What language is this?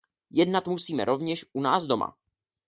Czech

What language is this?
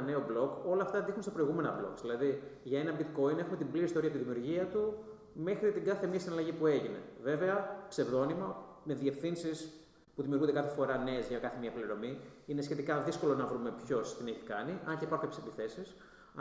Greek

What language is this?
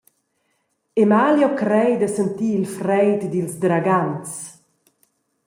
Romansh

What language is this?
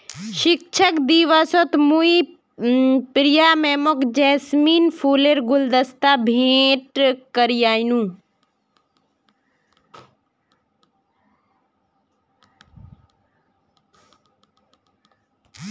Magahi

